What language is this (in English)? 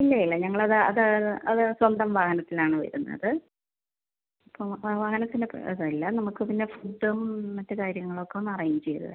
Malayalam